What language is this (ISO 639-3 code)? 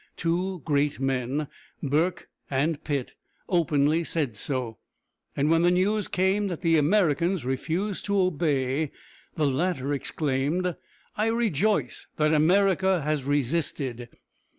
eng